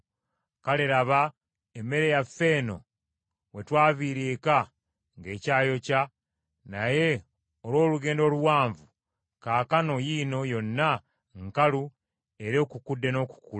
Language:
Ganda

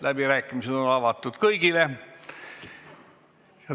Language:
Estonian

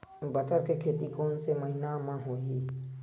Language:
Chhattisgarhi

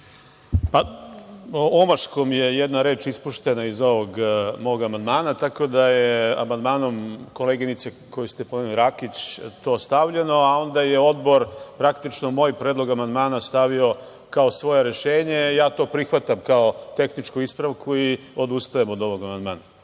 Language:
Serbian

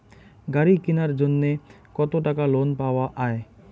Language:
Bangla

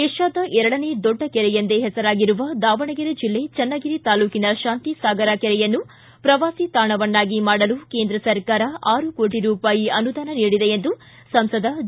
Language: Kannada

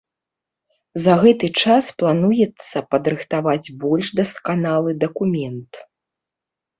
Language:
Belarusian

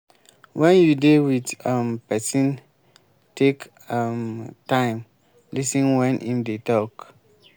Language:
Nigerian Pidgin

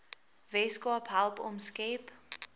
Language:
Afrikaans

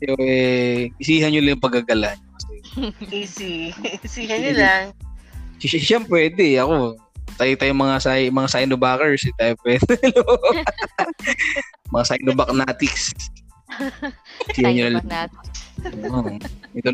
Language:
Filipino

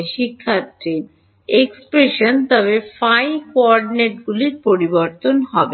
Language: Bangla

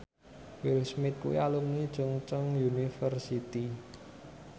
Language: Javanese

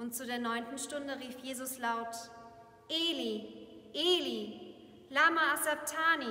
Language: German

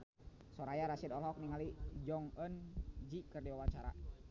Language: Sundanese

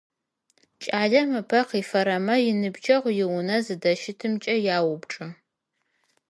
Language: Adyghe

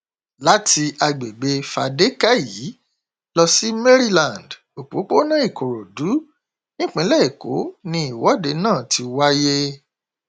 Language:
Yoruba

